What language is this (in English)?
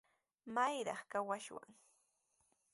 Sihuas Ancash Quechua